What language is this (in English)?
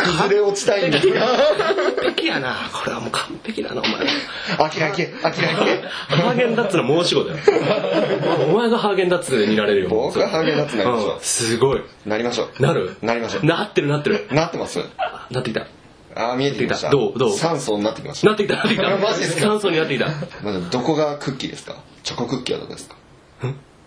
Japanese